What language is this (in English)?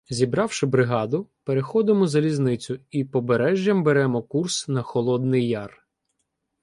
Ukrainian